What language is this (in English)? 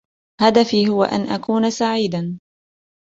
Arabic